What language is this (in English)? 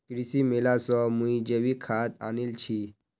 Magahi